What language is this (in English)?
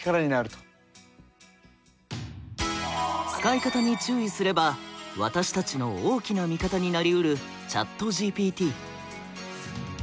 Japanese